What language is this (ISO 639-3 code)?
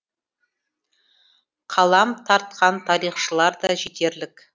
kaz